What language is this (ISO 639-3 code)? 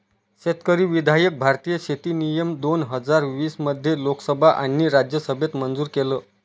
mar